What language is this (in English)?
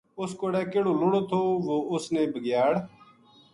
Gujari